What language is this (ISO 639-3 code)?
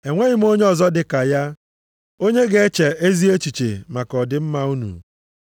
ibo